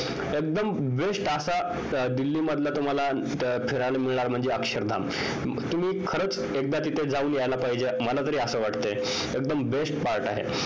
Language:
Marathi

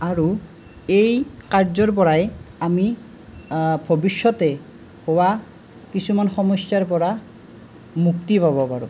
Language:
Assamese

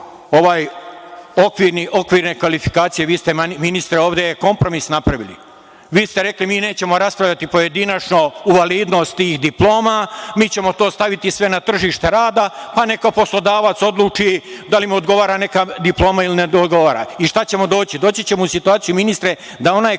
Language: Serbian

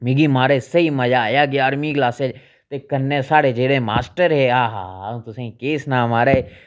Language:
Dogri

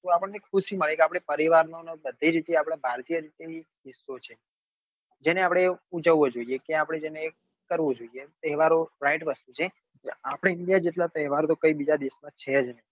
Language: Gujarati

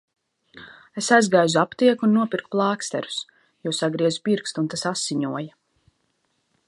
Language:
Latvian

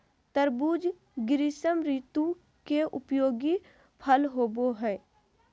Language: Magahi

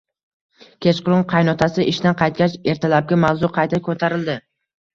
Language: Uzbek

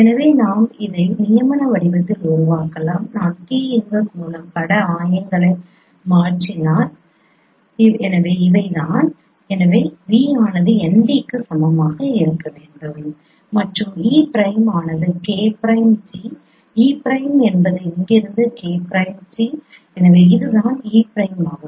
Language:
Tamil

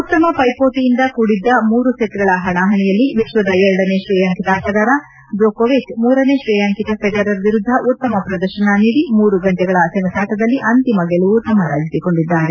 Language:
Kannada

